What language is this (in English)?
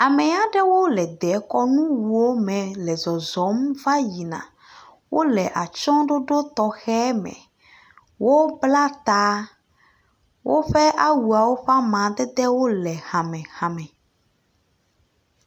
Ewe